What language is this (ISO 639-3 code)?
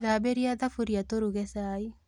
kik